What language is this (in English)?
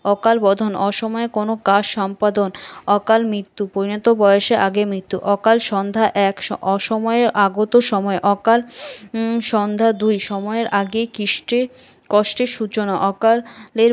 Bangla